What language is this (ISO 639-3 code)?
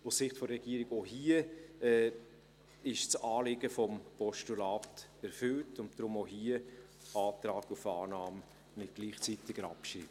gsw